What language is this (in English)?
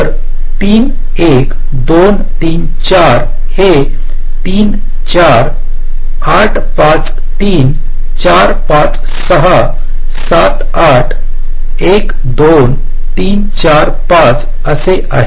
Marathi